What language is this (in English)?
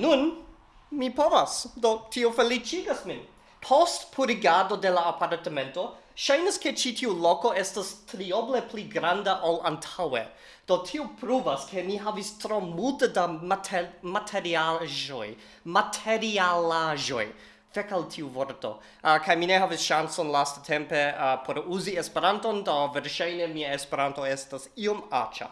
Esperanto